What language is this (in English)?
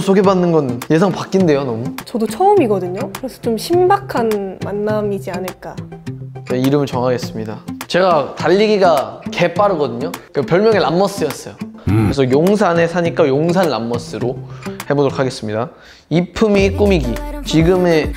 Korean